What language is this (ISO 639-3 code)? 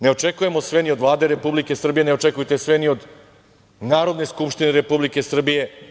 srp